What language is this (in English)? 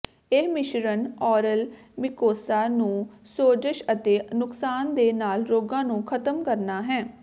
Punjabi